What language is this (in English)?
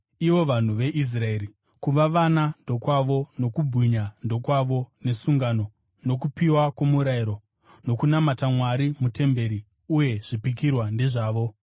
Shona